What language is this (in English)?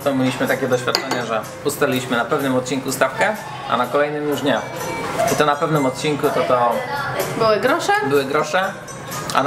Polish